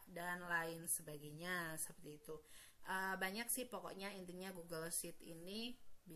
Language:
Indonesian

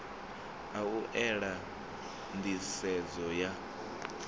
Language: Venda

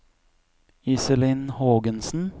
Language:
Norwegian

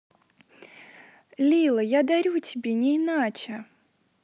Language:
Russian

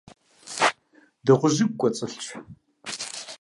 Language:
Kabardian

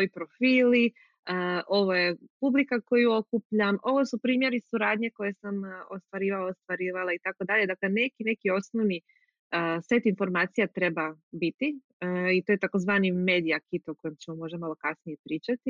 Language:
Croatian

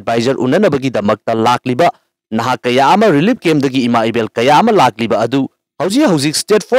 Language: Filipino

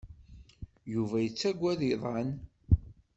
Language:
Kabyle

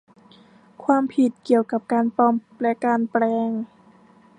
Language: Thai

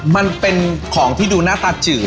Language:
Thai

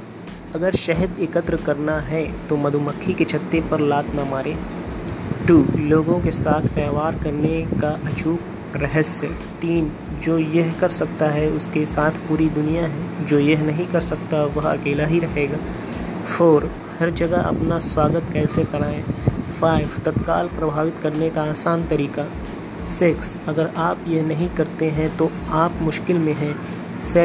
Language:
Hindi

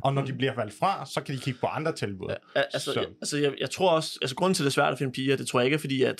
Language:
Danish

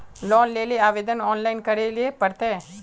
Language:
Magahi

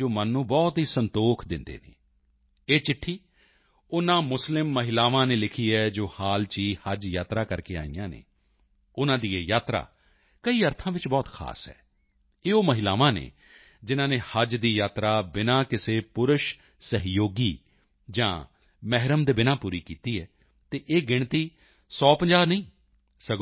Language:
Punjabi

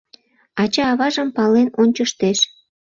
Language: Mari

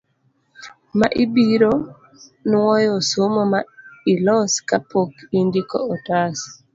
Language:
Luo (Kenya and Tanzania)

